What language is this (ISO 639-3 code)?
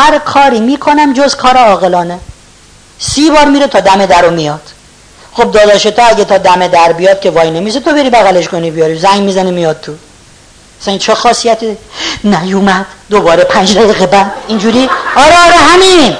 fas